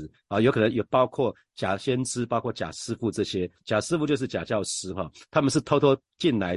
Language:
Chinese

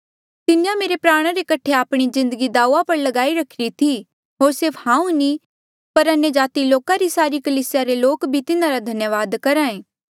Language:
Mandeali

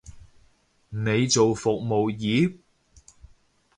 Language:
Cantonese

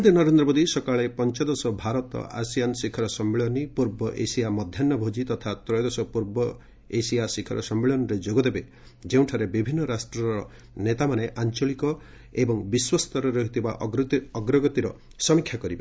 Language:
Odia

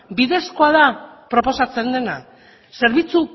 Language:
Basque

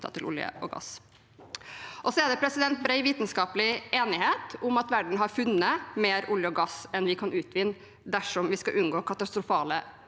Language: Norwegian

